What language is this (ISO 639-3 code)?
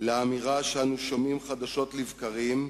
heb